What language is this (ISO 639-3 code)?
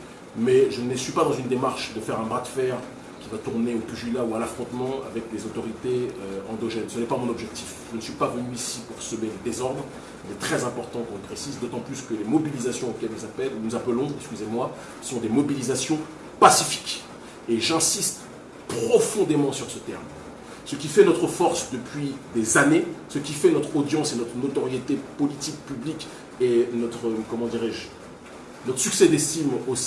fra